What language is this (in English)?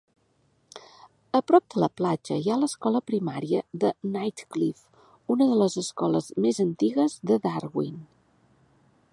Catalan